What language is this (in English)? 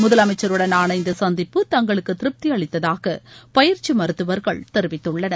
Tamil